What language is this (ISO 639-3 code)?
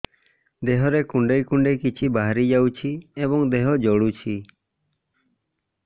ori